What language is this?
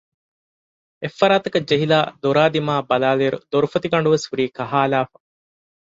Divehi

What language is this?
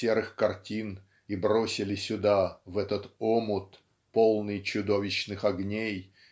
Russian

